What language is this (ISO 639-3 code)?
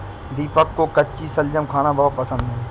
hin